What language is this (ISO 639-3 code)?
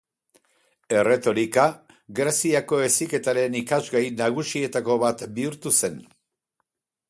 eus